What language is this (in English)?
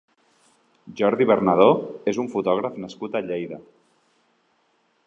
Catalan